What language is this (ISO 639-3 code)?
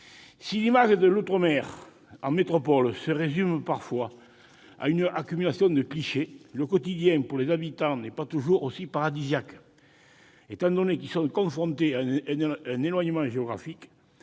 fra